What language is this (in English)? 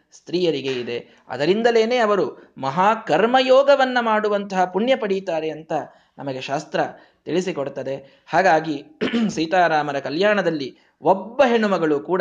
Kannada